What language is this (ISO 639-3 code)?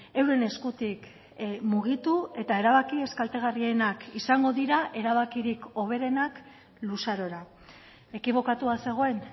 eus